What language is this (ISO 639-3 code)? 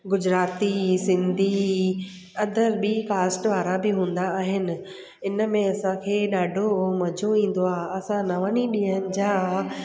snd